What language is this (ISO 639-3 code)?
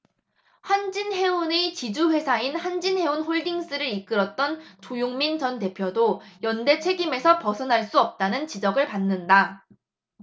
kor